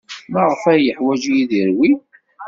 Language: Kabyle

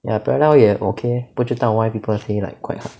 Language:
English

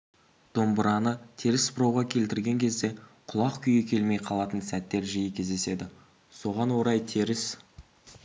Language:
Kazakh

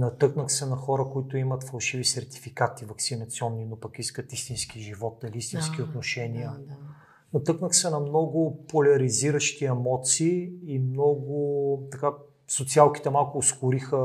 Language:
Bulgarian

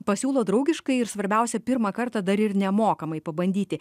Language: Lithuanian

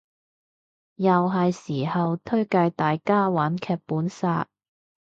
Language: Cantonese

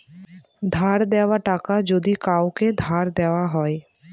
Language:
Bangla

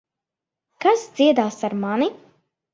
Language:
Latvian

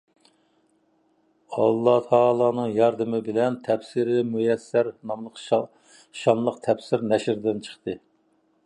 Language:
Uyghur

